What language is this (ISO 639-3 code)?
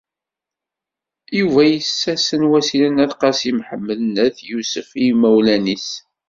kab